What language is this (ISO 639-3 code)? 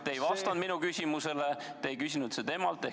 est